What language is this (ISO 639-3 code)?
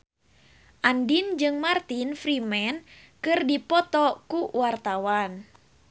sun